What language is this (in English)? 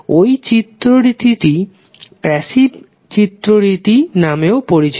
Bangla